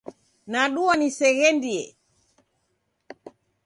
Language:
Taita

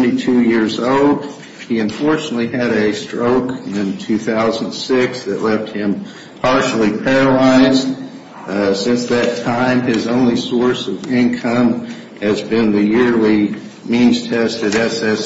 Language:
English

